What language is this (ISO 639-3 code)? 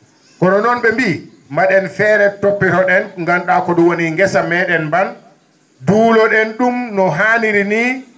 ful